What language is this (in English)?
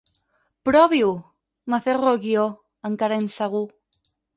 Catalan